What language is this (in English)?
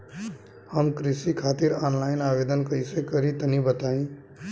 Bhojpuri